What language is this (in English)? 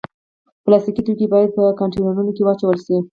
Pashto